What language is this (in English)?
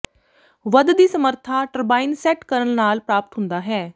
Punjabi